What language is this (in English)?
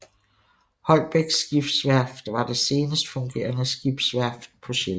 Danish